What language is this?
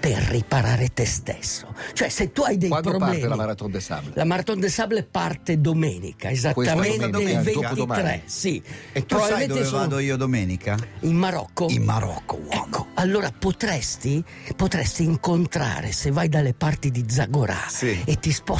Italian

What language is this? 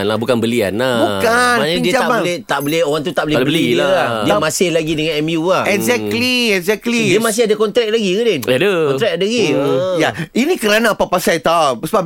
Malay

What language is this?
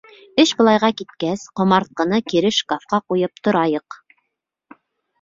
Bashkir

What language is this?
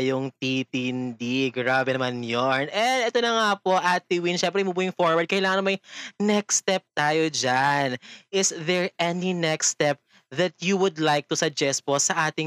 Filipino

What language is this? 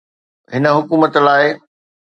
Sindhi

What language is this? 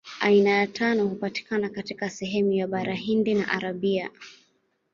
Swahili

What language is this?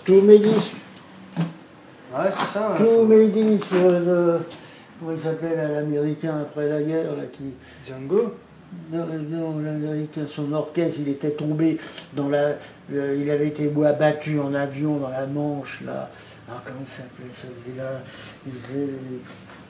French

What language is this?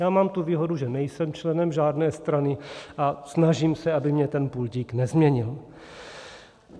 Czech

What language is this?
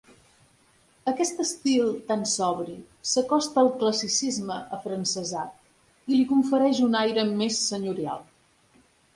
Catalan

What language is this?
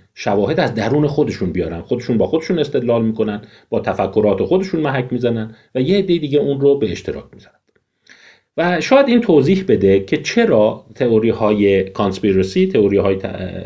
Persian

